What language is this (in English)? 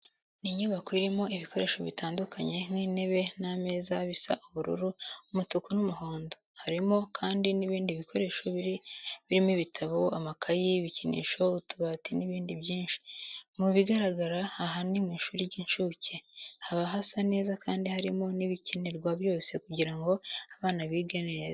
Kinyarwanda